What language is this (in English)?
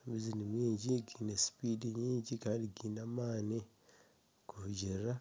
Nyankole